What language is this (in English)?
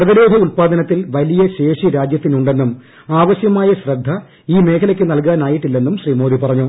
Malayalam